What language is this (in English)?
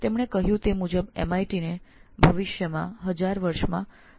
Gujarati